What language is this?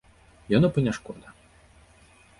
Belarusian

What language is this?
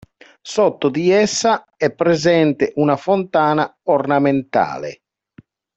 Italian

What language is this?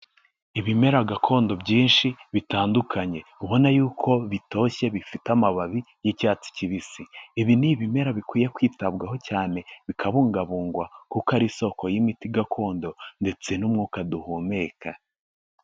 Kinyarwanda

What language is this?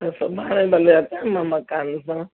Sindhi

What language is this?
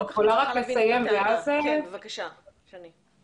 Hebrew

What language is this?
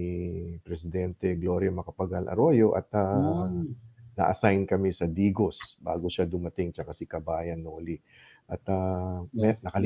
Filipino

